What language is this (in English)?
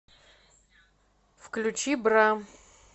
Russian